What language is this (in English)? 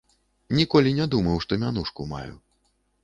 Belarusian